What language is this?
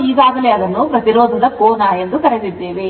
Kannada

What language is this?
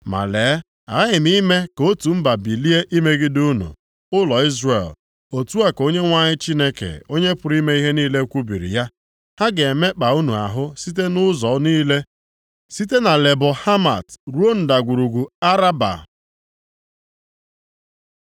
Igbo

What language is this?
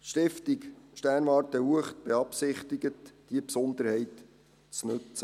Swiss German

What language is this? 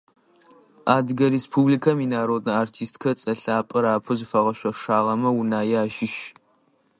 Adyghe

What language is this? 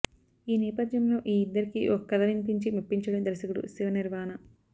Telugu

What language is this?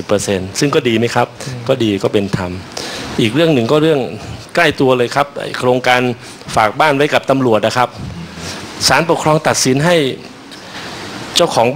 Thai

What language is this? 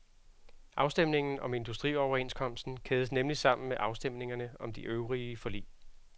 Danish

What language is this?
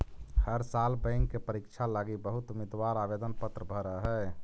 Magahi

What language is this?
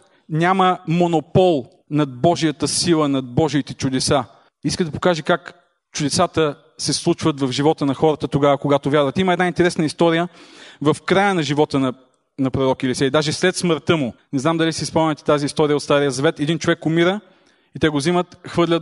Bulgarian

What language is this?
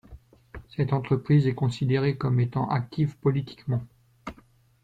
French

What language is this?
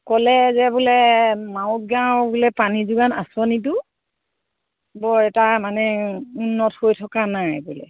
Assamese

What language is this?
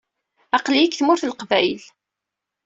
Kabyle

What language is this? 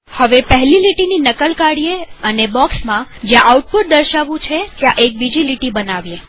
Gujarati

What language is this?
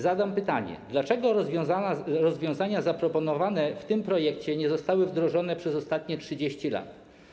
Polish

